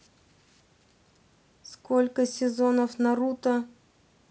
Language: Russian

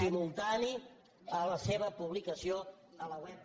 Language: Catalan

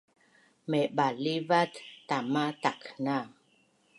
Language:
Bunun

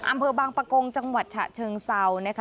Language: Thai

